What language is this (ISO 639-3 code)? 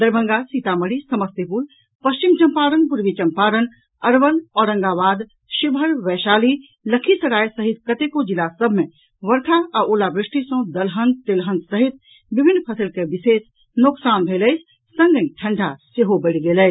mai